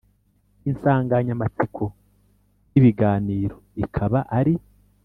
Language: Kinyarwanda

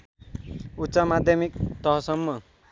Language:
Nepali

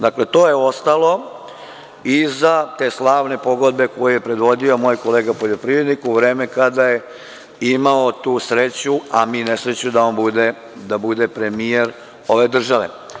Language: Serbian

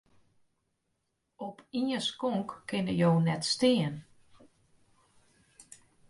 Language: Western Frisian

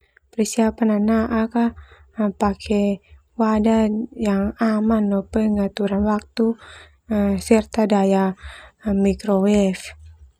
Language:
Termanu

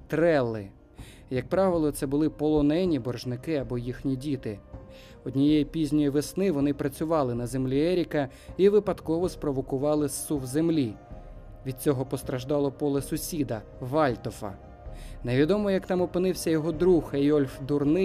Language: Ukrainian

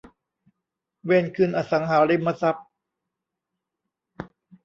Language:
Thai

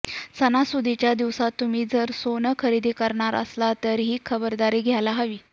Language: Marathi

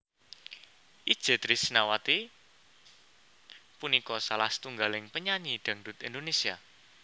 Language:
Javanese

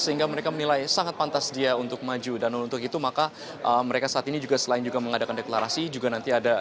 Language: Indonesian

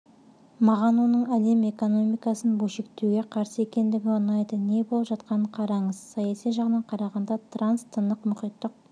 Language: Kazakh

